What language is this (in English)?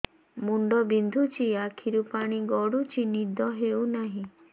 Odia